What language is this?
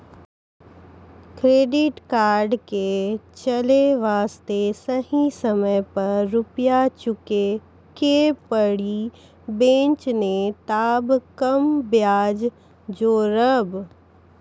Maithili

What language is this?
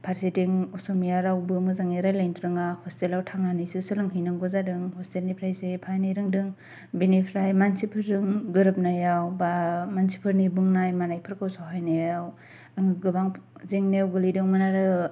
Bodo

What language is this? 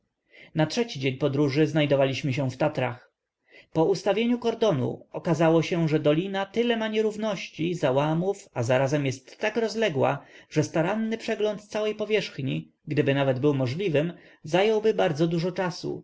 Polish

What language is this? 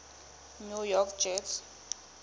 Southern Sotho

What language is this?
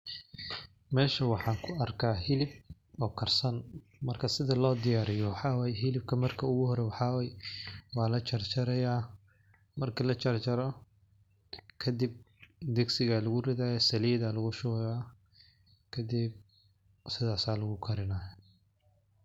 Somali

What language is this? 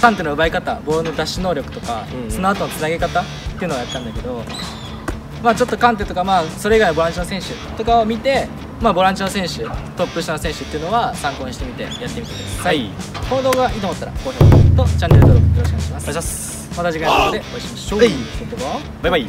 Japanese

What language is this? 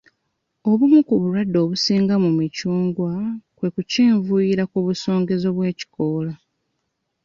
Ganda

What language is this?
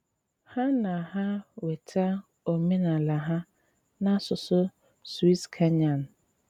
Igbo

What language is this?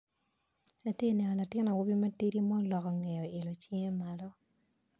Acoli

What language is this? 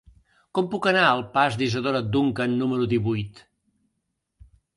Catalan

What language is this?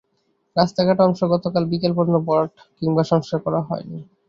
Bangla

